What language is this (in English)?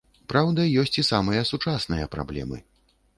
Belarusian